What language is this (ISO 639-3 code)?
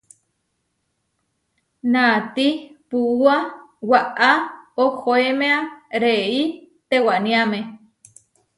var